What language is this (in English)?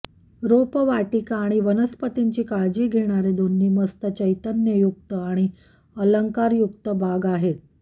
Marathi